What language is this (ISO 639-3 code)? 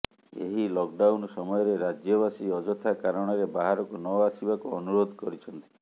ori